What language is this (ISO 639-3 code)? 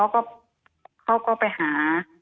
tha